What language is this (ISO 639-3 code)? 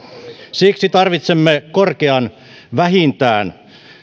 fin